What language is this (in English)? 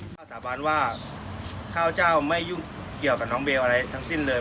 Thai